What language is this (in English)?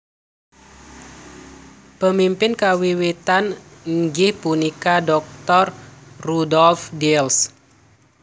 Javanese